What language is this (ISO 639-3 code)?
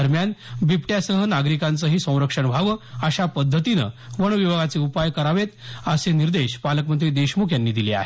mar